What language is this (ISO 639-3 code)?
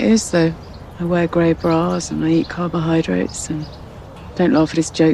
kor